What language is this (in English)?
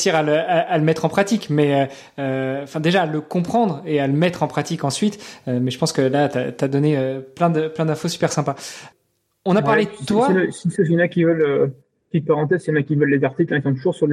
French